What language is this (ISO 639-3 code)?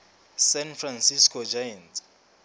sot